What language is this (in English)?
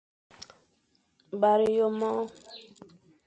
Fang